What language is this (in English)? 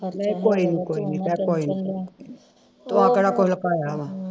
Punjabi